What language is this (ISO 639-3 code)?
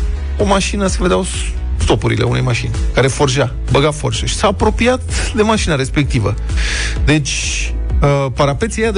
ron